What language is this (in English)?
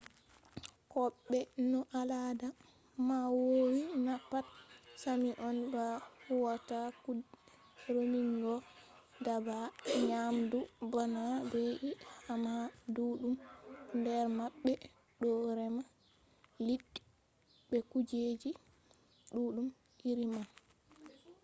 Fula